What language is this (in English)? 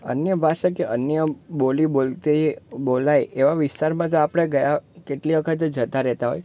Gujarati